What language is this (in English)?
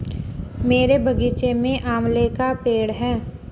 Hindi